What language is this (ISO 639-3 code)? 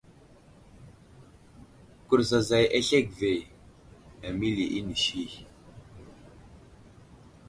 udl